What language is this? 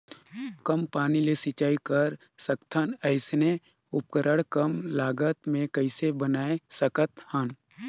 Chhattisgarhi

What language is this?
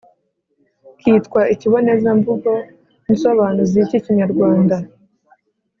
Kinyarwanda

